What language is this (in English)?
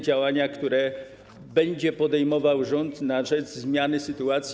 Polish